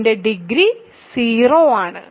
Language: Malayalam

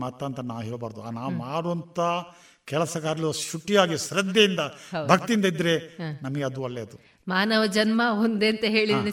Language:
Kannada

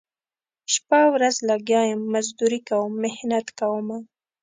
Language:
Pashto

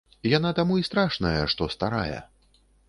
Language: Belarusian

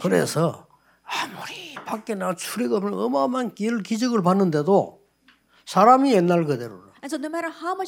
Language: Korean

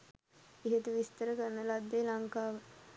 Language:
Sinhala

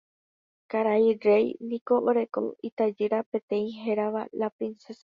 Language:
Guarani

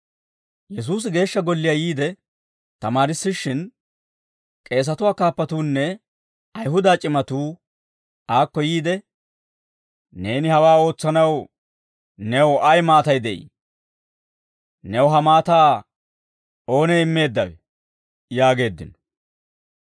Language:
Dawro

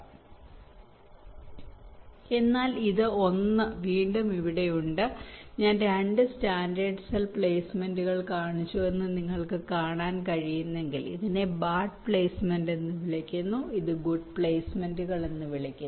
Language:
Malayalam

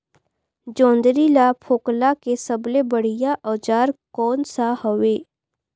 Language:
Chhattisgarhi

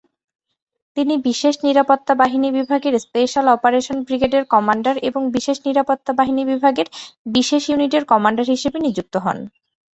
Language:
Bangla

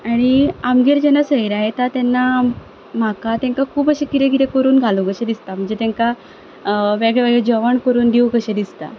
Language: Konkani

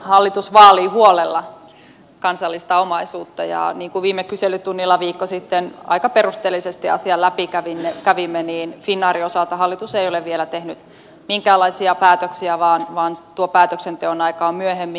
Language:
Finnish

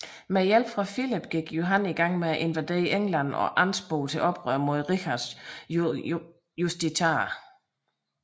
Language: Danish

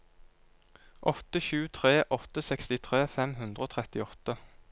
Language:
Norwegian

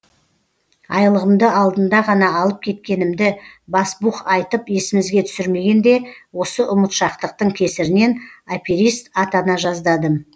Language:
Kazakh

